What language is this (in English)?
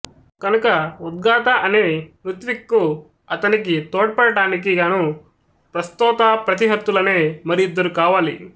Telugu